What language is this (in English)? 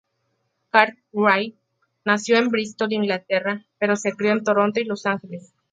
Spanish